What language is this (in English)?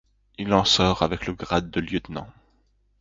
French